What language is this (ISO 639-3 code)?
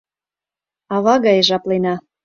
chm